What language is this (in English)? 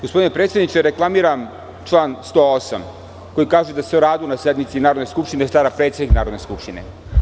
Serbian